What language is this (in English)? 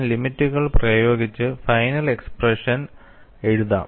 Malayalam